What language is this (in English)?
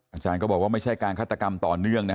Thai